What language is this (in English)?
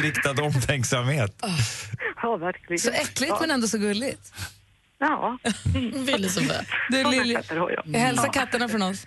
Swedish